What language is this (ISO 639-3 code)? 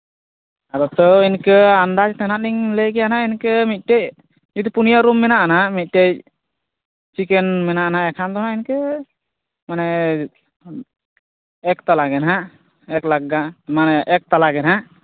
sat